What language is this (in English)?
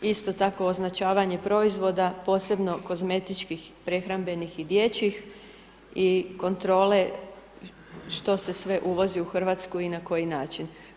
Croatian